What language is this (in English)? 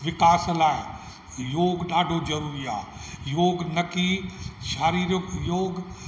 Sindhi